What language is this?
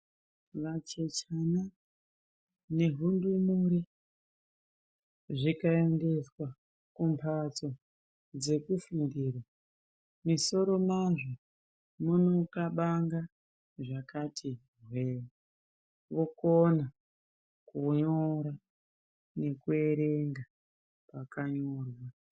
Ndau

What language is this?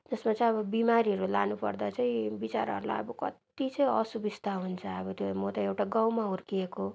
Nepali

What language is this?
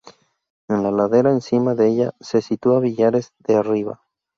Spanish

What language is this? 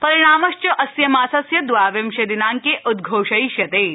Sanskrit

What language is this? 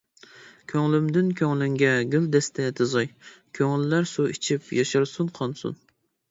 Uyghur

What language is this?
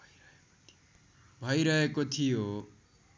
Nepali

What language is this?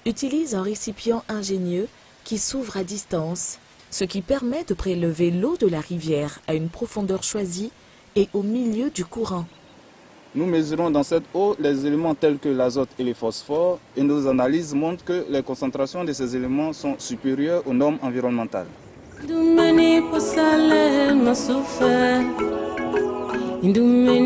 French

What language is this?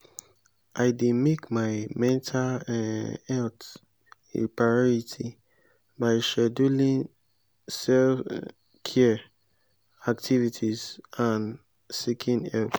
Nigerian Pidgin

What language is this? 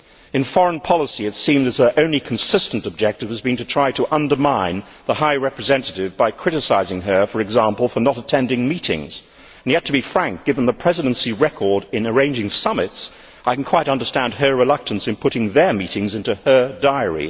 English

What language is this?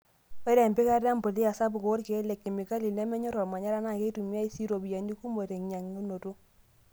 Masai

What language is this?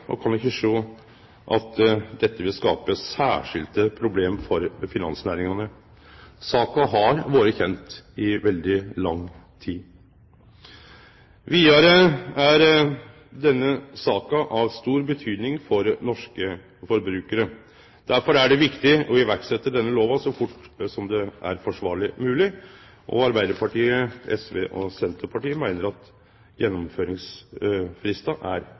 Norwegian Nynorsk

